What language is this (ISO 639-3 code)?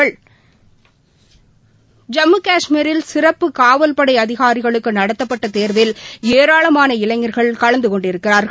tam